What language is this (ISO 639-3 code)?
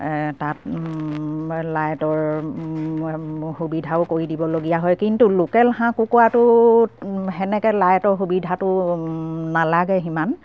asm